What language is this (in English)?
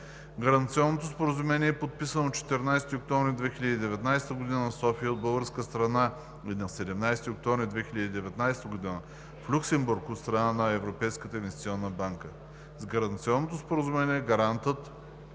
Bulgarian